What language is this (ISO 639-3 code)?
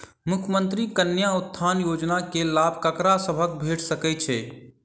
mai